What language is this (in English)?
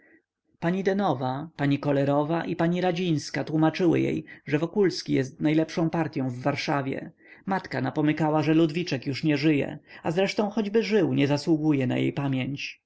Polish